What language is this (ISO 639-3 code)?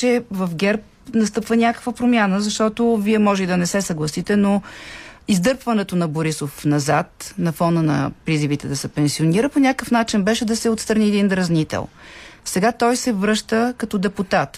bul